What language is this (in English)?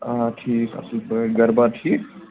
Kashmiri